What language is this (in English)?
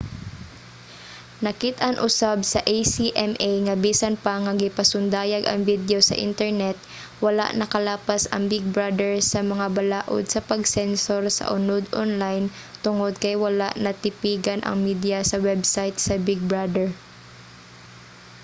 Cebuano